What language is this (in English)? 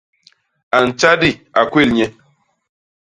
Basaa